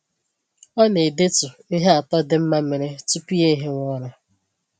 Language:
Igbo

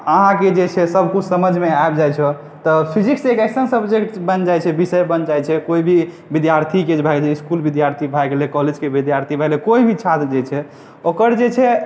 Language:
Maithili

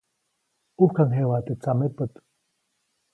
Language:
Copainalá Zoque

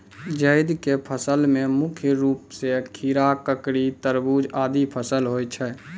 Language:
Maithili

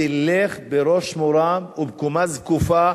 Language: Hebrew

